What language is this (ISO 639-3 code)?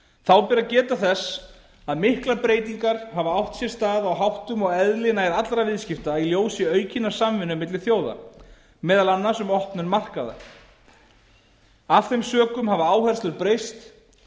isl